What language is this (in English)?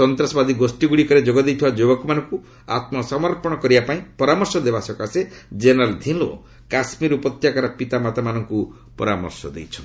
Odia